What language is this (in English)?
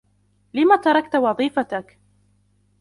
Arabic